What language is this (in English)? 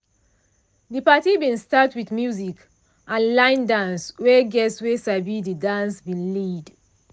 Nigerian Pidgin